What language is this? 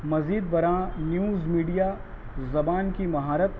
Urdu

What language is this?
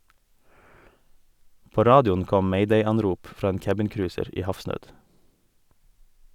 Norwegian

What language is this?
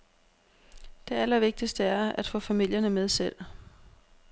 Danish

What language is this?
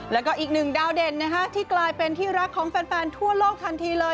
Thai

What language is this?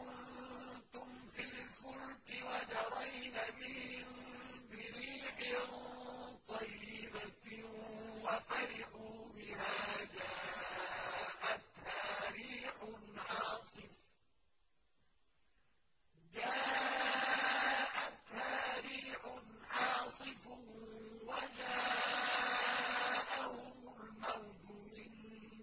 Arabic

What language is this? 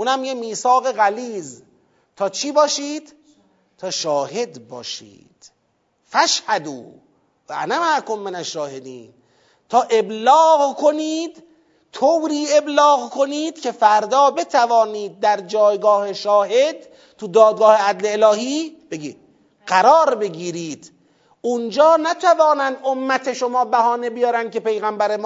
Persian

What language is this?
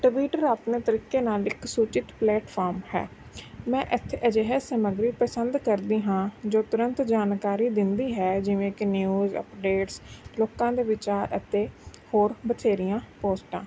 Punjabi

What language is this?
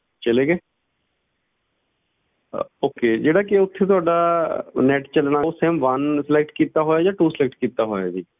Punjabi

